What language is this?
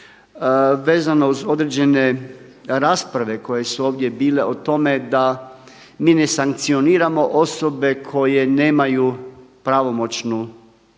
Croatian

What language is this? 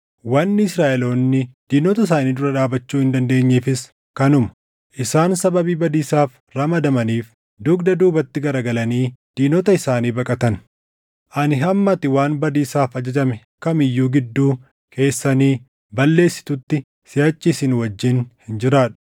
Oromo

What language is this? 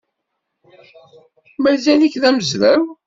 Kabyle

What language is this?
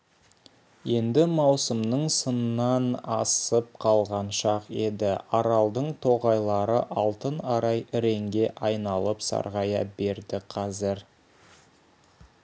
Kazakh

